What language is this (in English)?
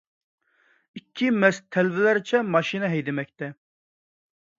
Uyghur